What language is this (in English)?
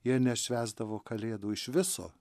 Lithuanian